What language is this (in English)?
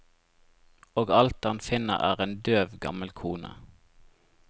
Norwegian